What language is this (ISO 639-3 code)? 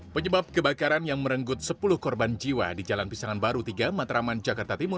ind